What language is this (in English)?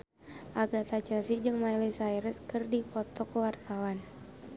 Sundanese